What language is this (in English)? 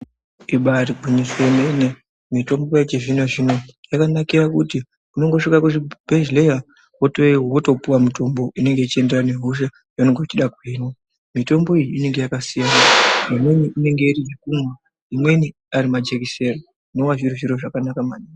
Ndau